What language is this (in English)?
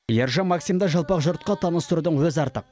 Kazakh